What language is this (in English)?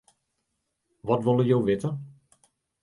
Western Frisian